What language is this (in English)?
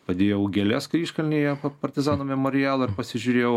Lithuanian